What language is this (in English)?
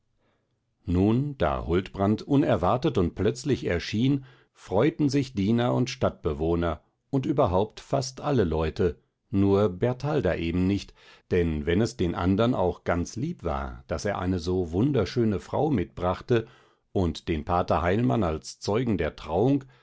German